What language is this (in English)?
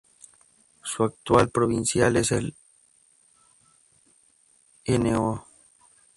Spanish